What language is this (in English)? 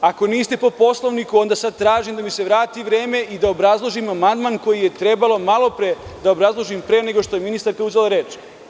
Serbian